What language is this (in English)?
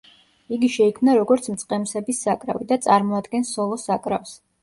Georgian